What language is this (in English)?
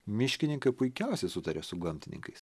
Lithuanian